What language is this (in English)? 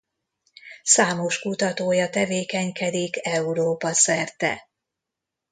Hungarian